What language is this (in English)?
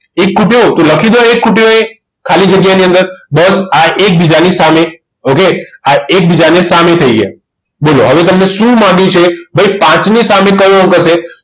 Gujarati